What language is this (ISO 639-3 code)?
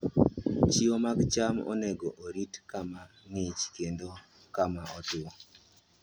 luo